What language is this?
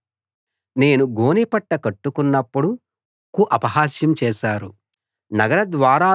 Telugu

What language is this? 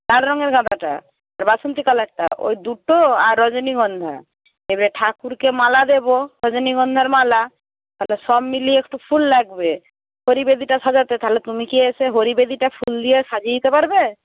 Bangla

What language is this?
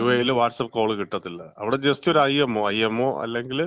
Malayalam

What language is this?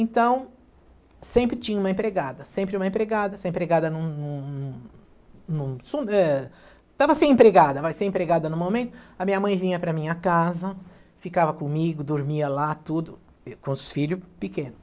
Portuguese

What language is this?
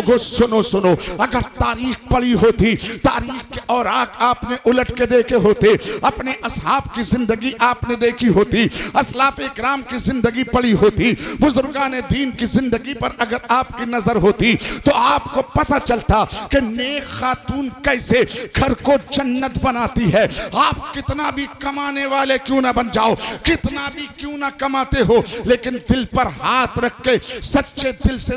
Hindi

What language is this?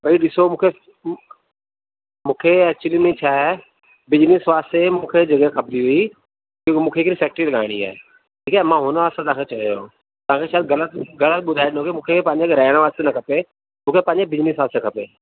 Sindhi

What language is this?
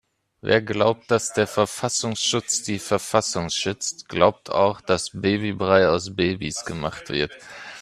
German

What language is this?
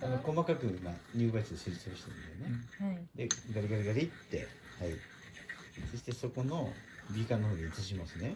Japanese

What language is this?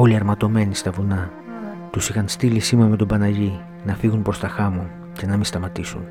Greek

